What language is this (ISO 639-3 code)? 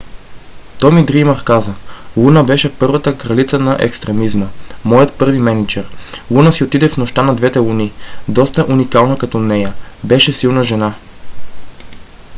bul